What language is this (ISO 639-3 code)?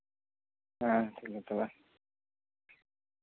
sat